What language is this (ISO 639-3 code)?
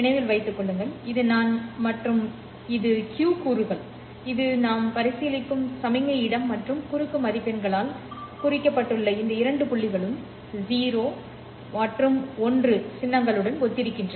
tam